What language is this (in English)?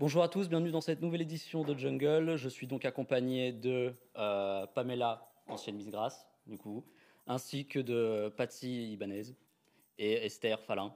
French